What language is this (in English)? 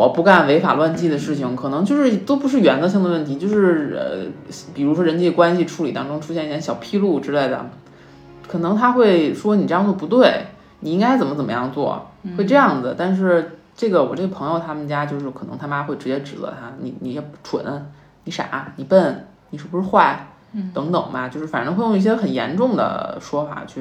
Chinese